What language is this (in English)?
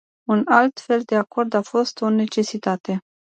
Romanian